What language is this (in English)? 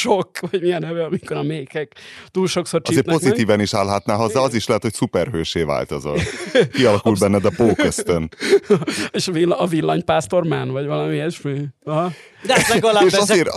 Hungarian